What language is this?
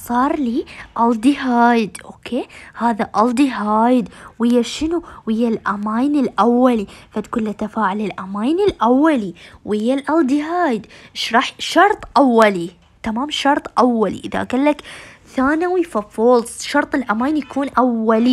Arabic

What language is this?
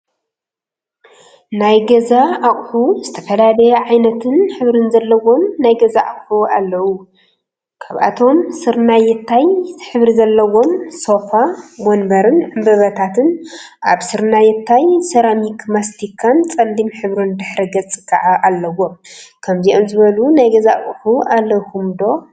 Tigrinya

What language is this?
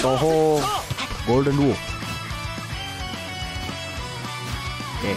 Indonesian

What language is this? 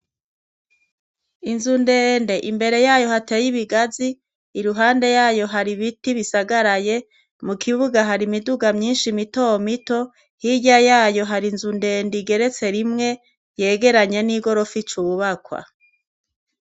Rundi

